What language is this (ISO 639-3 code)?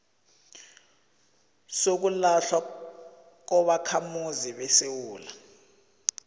nbl